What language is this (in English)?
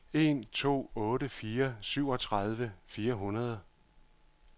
Danish